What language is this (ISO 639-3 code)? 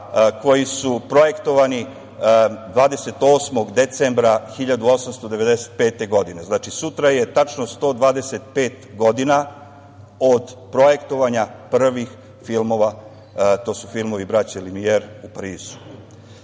srp